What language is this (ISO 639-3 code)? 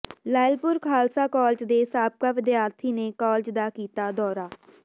pan